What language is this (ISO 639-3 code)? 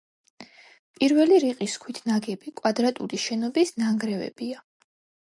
kat